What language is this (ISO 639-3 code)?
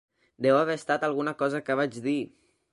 cat